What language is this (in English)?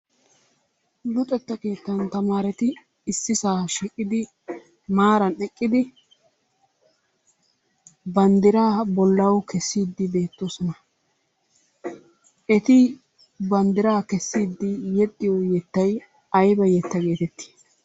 Wolaytta